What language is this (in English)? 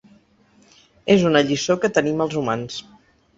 Catalan